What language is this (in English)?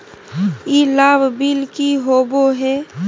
Magahi